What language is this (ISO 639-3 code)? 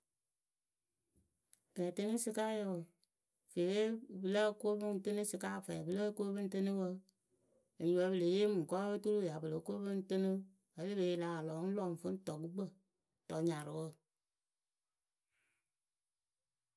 keu